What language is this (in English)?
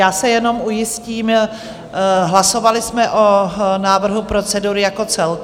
Czech